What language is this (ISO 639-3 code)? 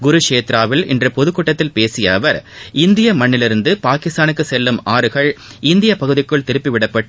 tam